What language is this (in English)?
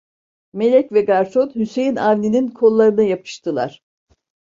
Turkish